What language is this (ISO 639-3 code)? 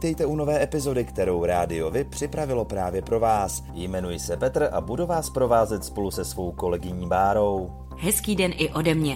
ces